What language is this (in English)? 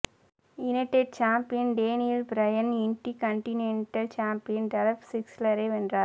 Tamil